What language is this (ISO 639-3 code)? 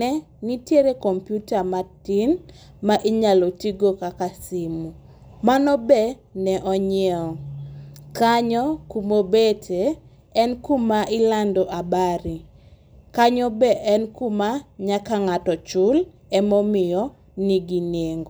luo